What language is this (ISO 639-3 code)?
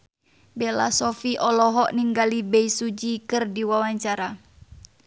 sun